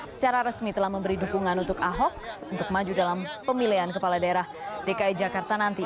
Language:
Indonesian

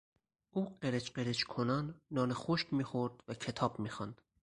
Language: Persian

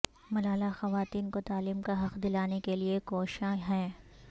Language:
Urdu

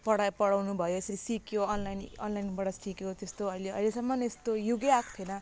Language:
Nepali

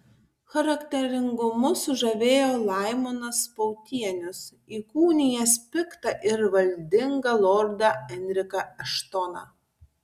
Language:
Lithuanian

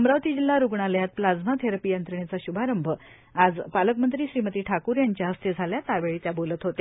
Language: Marathi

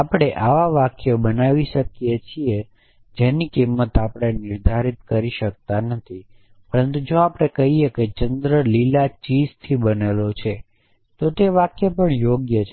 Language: Gujarati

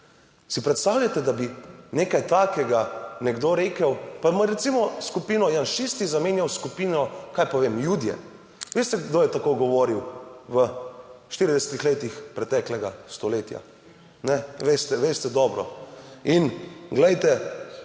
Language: Slovenian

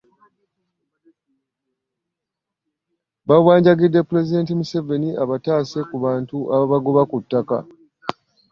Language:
Ganda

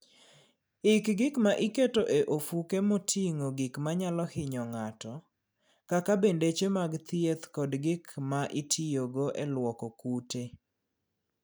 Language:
Luo (Kenya and Tanzania)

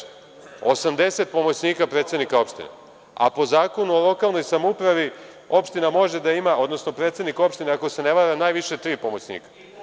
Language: Serbian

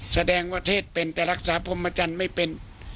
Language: Thai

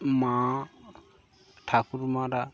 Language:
Bangla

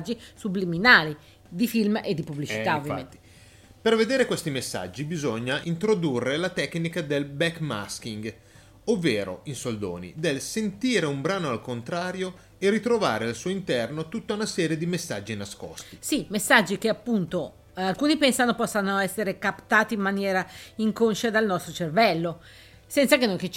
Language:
Italian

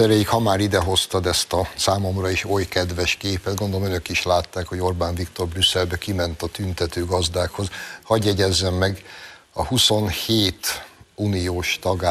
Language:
Hungarian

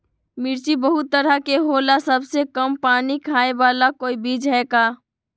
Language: Magahi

